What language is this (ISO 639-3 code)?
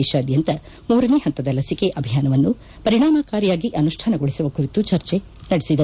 kan